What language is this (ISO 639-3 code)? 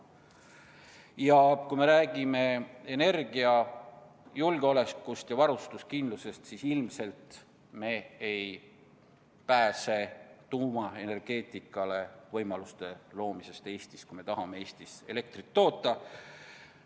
est